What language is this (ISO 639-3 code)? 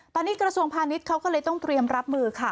tha